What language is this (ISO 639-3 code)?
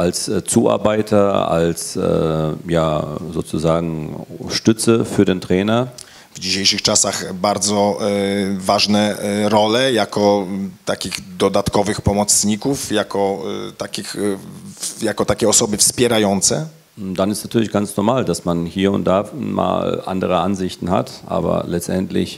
pol